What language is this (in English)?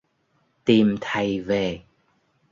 Vietnamese